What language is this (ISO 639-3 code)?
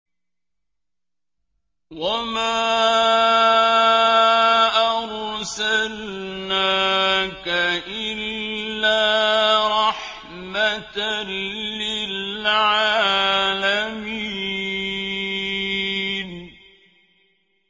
ara